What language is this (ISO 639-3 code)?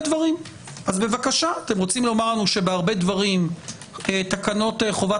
heb